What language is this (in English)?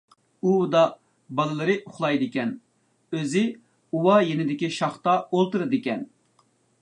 Uyghur